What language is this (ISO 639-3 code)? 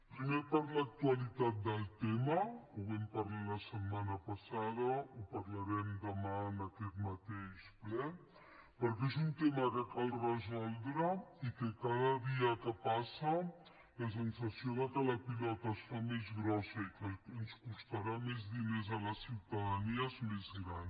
cat